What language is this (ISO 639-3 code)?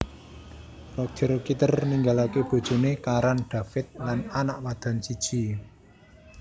jav